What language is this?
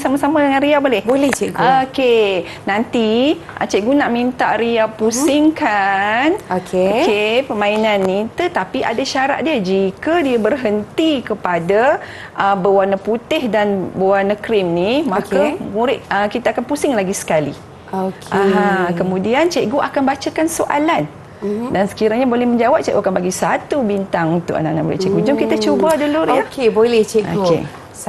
Malay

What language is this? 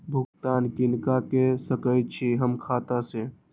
Maithili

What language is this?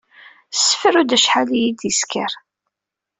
Kabyle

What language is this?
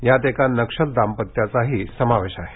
Marathi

